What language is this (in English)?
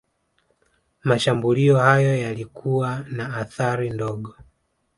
Swahili